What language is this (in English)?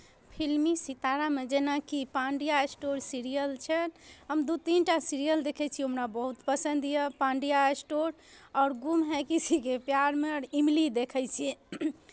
Maithili